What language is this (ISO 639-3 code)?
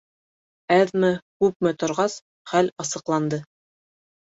bak